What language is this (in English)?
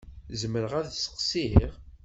Kabyle